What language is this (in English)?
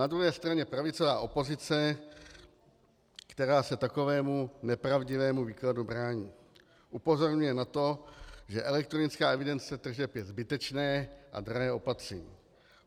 Czech